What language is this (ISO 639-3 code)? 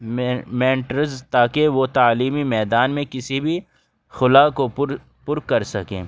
urd